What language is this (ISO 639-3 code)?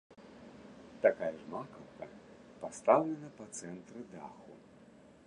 bel